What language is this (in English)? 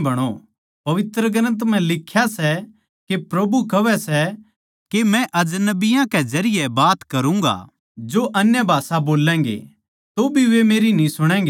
Haryanvi